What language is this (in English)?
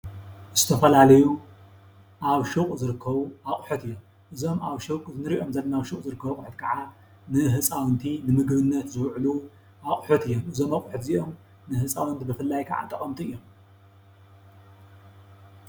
Tigrinya